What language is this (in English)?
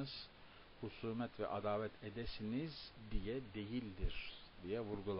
Turkish